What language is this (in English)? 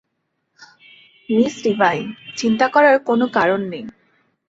Bangla